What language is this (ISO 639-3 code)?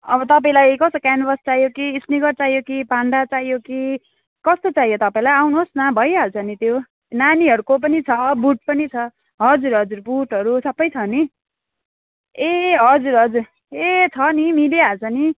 nep